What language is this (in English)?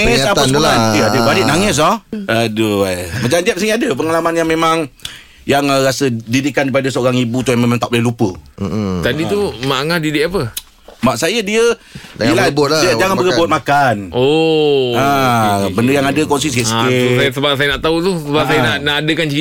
Malay